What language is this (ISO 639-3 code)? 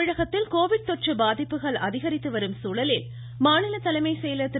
tam